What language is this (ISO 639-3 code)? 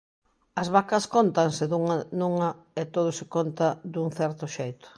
glg